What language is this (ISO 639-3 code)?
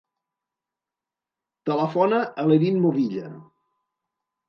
cat